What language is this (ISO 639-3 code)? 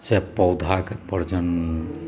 mai